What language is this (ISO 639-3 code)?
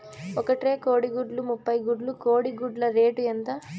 tel